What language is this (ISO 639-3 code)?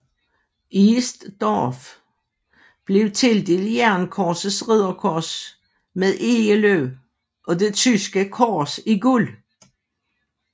dan